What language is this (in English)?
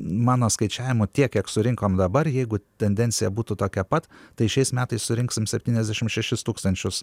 Lithuanian